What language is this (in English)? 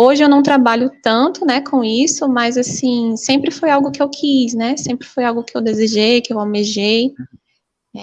Portuguese